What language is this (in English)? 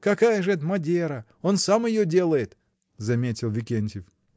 Russian